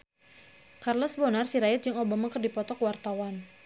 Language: Sundanese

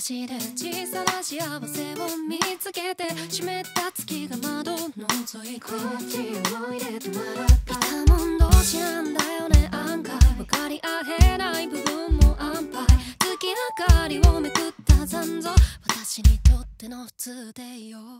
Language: Japanese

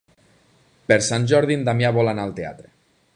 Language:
Catalan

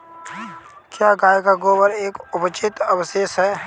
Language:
Hindi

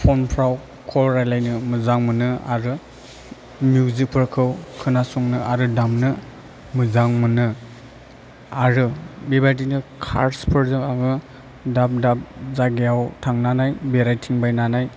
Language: Bodo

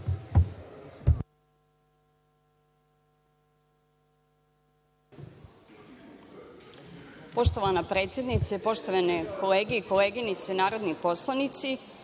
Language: Serbian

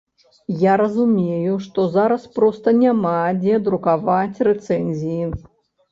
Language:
Belarusian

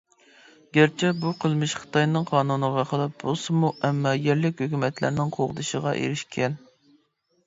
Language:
Uyghur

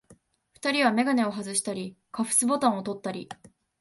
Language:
Japanese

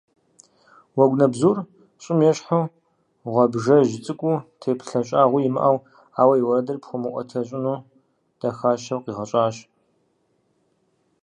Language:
Kabardian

